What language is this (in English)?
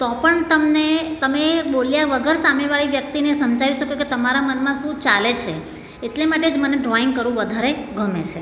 Gujarati